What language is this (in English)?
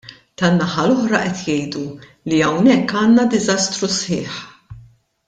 Maltese